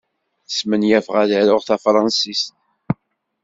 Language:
Kabyle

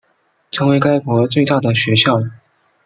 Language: Chinese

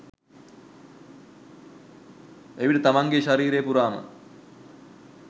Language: Sinhala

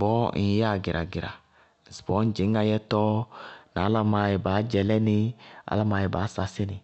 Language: Bago-Kusuntu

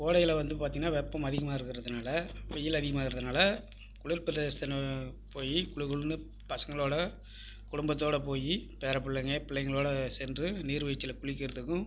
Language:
Tamil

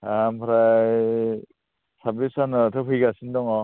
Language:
Bodo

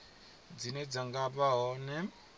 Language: Venda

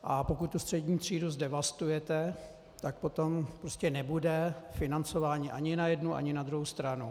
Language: Czech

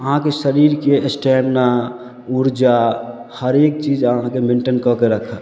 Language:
Maithili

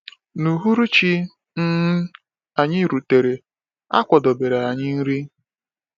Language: Igbo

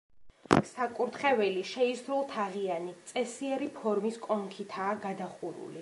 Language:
Georgian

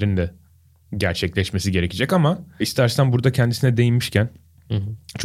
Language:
Turkish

